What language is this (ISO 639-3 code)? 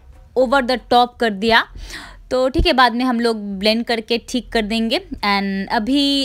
hin